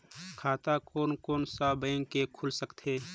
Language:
Chhattisgarhi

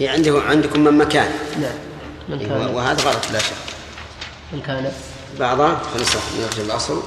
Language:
Arabic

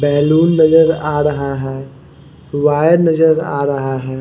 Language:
Hindi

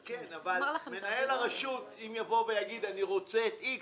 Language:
Hebrew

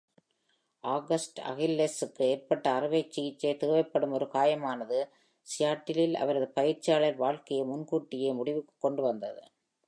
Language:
Tamil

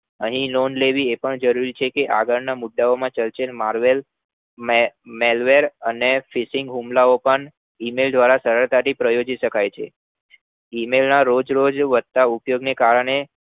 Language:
Gujarati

